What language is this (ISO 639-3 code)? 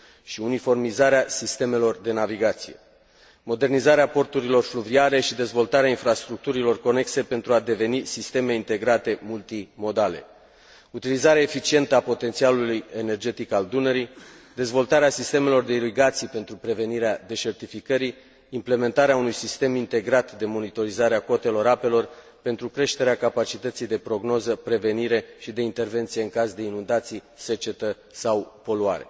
ron